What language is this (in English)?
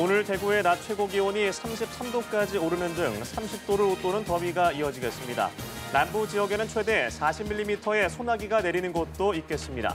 Korean